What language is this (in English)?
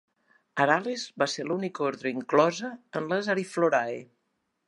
Catalan